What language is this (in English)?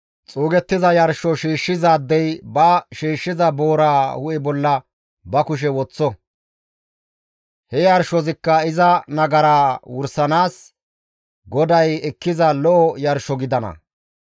Gamo